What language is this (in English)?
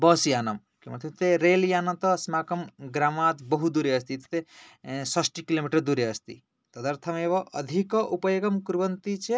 Sanskrit